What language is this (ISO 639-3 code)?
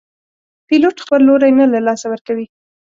pus